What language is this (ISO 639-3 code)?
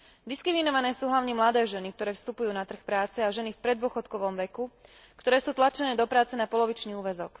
slk